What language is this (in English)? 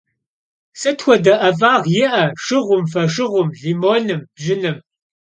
Kabardian